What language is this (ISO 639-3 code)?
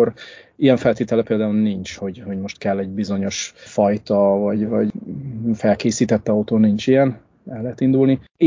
hun